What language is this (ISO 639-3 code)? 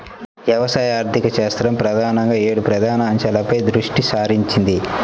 tel